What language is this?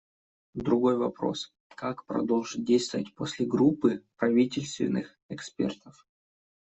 Russian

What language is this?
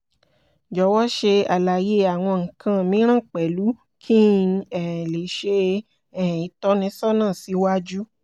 Yoruba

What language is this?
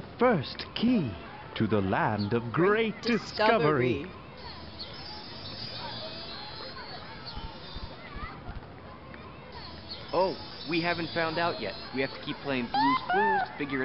English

